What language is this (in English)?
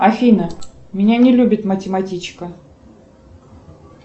Russian